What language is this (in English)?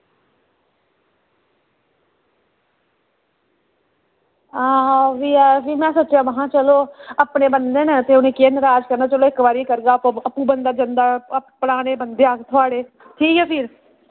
Dogri